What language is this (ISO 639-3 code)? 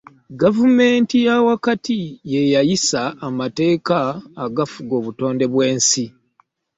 lug